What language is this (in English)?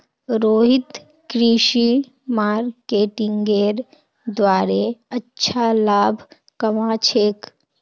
Magahi